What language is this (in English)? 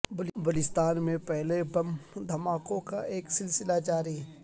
Urdu